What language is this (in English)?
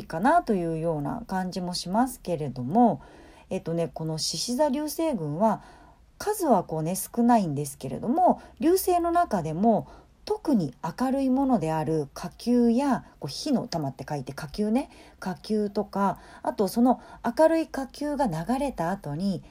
Japanese